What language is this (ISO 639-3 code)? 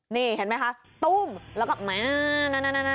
tha